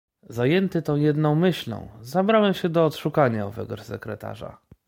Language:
Polish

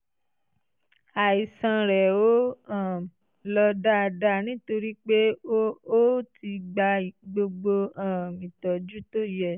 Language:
Yoruba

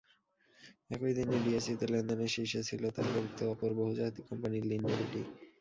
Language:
Bangla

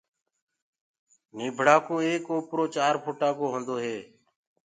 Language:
Gurgula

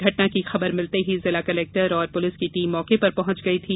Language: Hindi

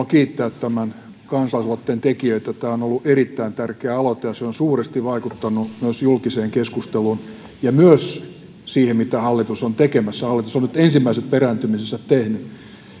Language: Finnish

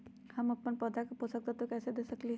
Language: Magahi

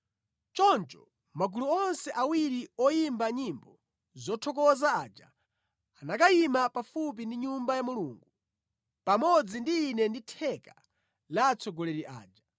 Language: Nyanja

